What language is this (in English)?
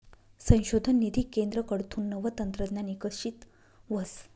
Marathi